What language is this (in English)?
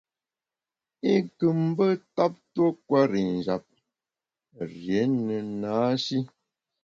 Bamun